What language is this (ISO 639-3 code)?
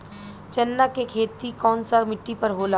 bho